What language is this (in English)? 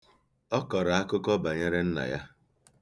Igbo